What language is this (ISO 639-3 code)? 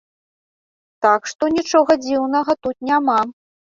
bel